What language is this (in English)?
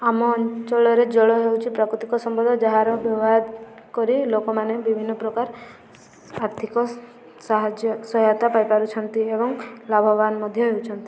Odia